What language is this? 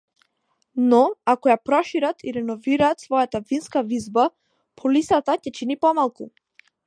Macedonian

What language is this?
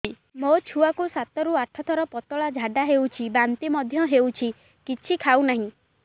Odia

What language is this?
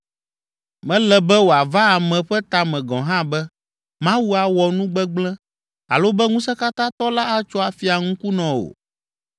Ewe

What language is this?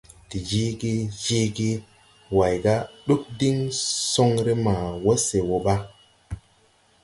Tupuri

